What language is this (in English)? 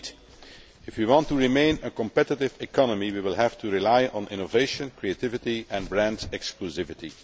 English